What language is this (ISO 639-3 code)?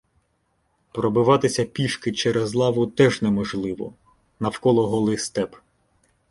ukr